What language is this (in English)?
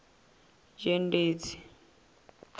Venda